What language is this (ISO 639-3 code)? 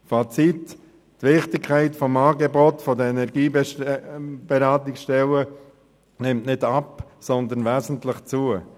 gsw